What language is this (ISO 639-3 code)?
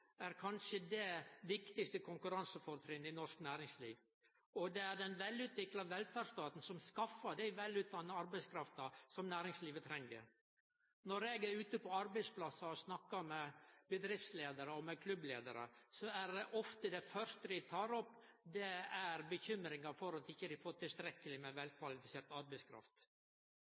nno